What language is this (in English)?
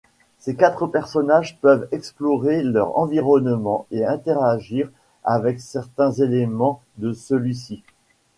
French